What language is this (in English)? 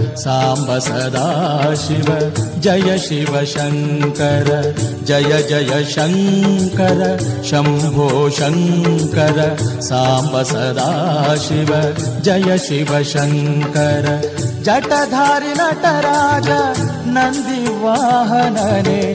Kannada